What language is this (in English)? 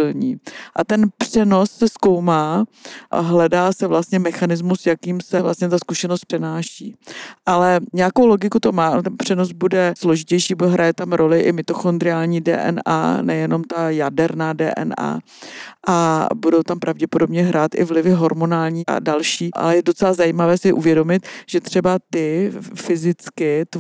Czech